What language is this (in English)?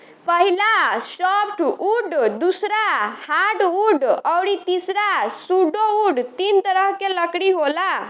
Bhojpuri